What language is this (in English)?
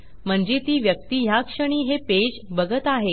Marathi